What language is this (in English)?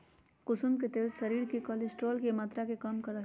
Magahi